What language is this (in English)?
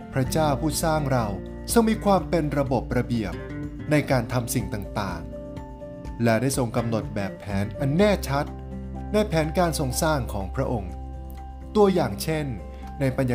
Thai